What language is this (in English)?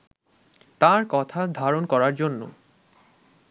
Bangla